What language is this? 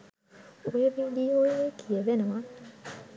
Sinhala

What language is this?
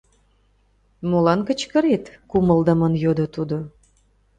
Mari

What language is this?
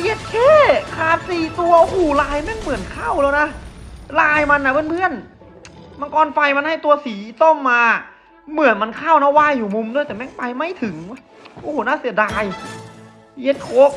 Thai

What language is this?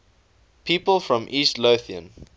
English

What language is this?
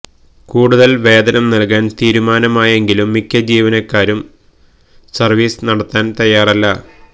Malayalam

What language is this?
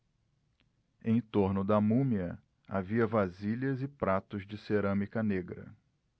Portuguese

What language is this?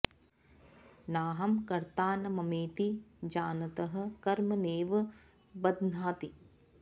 Sanskrit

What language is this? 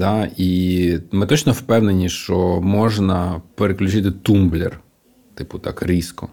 Ukrainian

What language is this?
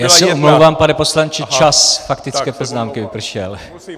Czech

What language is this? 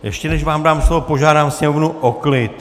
Czech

